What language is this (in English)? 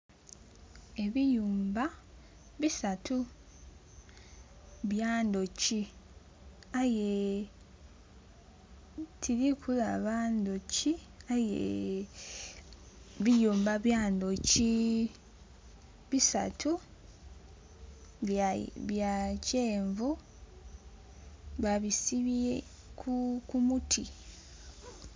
Soga